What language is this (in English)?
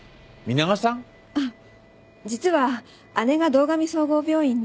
Japanese